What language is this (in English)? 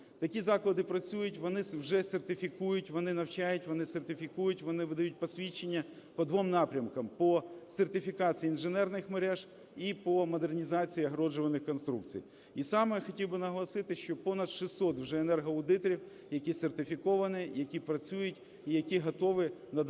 Ukrainian